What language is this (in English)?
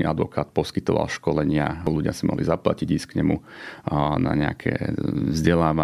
Slovak